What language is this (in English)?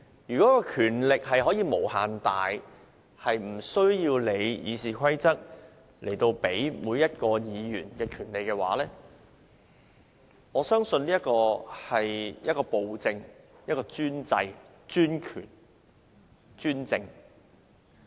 Cantonese